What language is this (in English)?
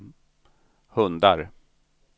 Swedish